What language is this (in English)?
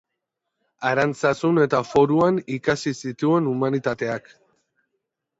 Basque